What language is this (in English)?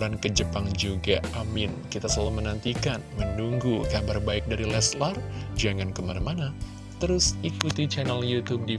Indonesian